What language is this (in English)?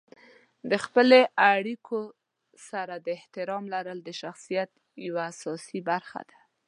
Pashto